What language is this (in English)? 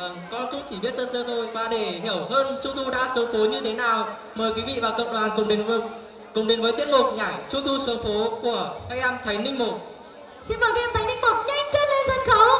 Vietnamese